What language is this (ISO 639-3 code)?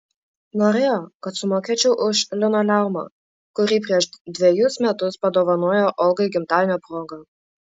lit